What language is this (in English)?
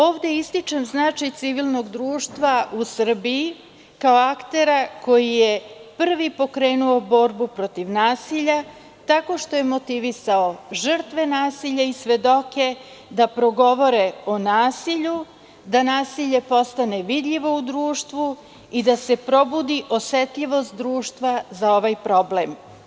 Serbian